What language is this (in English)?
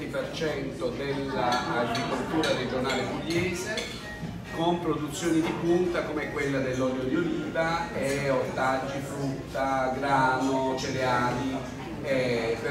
Italian